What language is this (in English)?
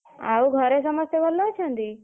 Odia